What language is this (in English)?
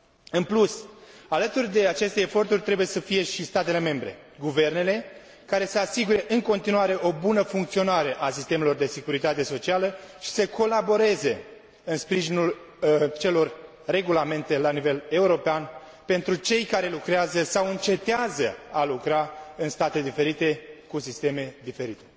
Romanian